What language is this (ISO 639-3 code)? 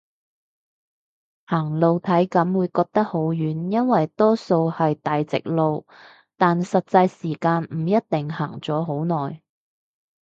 yue